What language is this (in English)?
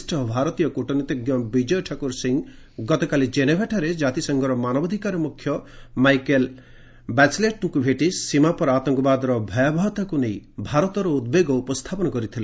Odia